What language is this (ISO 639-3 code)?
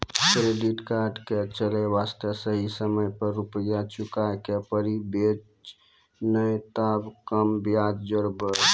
mai